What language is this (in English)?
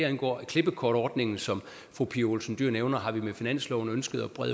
Danish